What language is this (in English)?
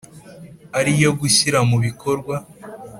Kinyarwanda